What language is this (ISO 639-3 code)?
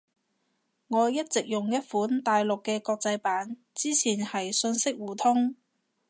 yue